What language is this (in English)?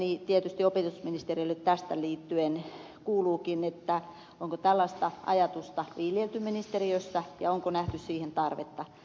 Finnish